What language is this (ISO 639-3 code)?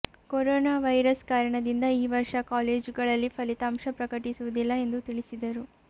kan